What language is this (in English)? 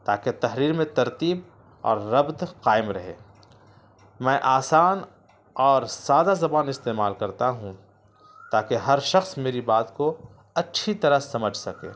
Urdu